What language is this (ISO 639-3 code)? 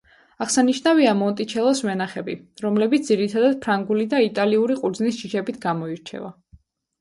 kat